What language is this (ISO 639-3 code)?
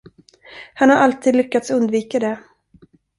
swe